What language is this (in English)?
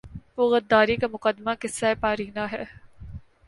Urdu